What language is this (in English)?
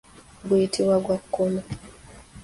Ganda